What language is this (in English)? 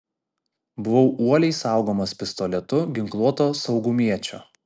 Lithuanian